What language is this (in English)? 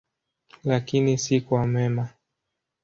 Swahili